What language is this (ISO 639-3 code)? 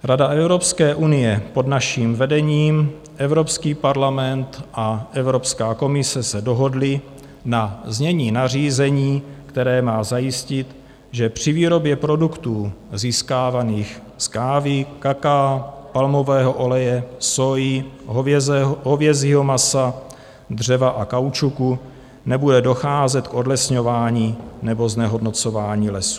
ces